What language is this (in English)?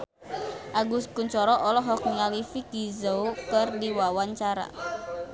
Sundanese